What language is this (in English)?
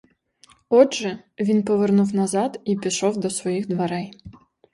Ukrainian